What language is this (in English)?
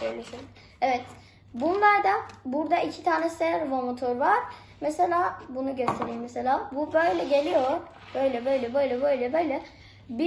Turkish